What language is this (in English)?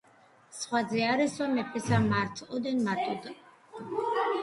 Georgian